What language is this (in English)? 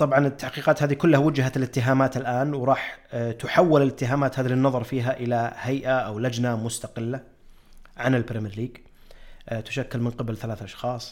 Arabic